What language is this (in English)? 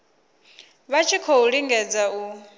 Venda